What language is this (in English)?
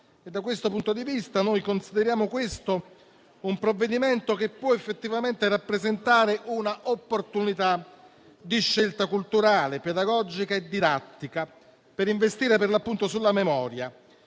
Italian